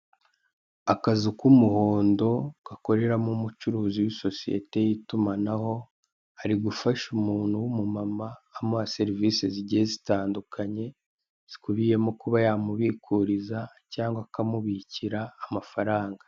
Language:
Kinyarwanda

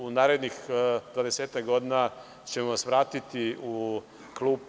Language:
Serbian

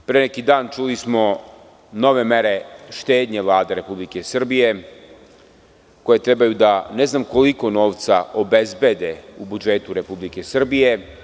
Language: Serbian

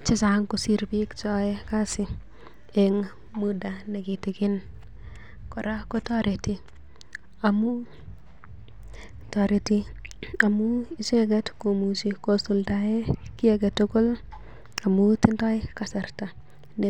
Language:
Kalenjin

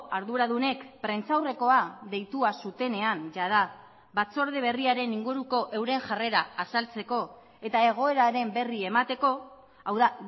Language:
Basque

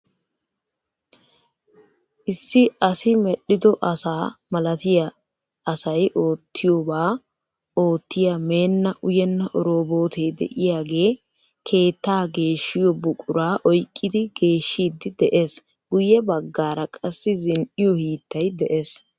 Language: Wolaytta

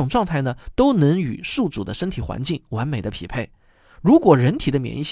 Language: Chinese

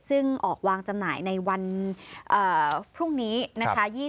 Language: Thai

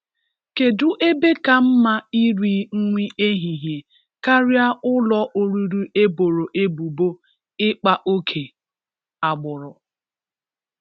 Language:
Igbo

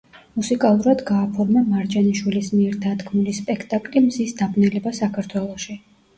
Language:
Georgian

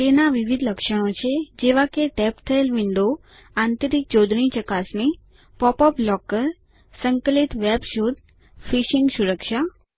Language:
Gujarati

